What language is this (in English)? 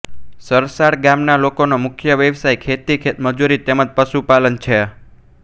Gujarati